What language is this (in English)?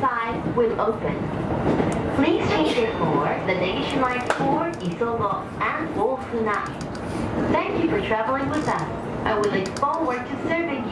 Japanese